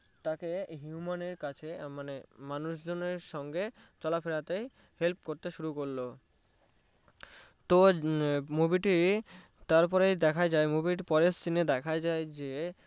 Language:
Bangla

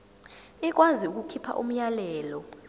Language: Zulu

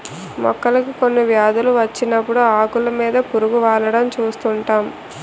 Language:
Telugu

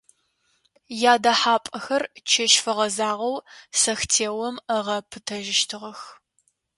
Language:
Adyghe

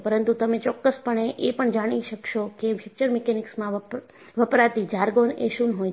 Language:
Gujarati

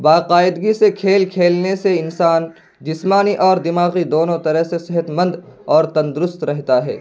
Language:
Urdu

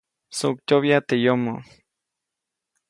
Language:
Copainalá Zoque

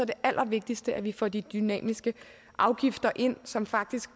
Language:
Danish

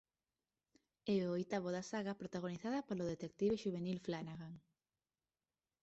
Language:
Galician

